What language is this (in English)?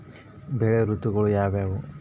Kannada